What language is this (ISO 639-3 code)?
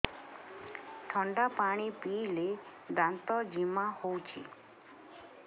ori